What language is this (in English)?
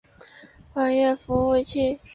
Chinese